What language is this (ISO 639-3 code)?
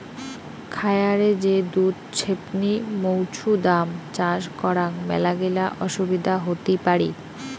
ben